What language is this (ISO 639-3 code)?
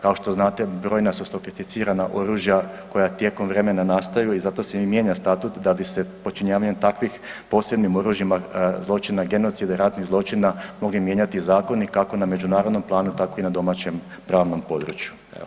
hrv